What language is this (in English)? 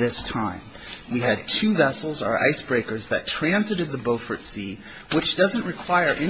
English